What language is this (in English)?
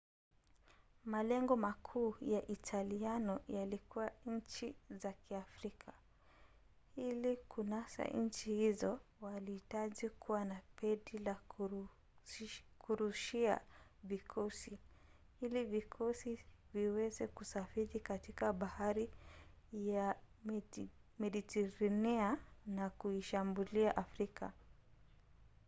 Swahili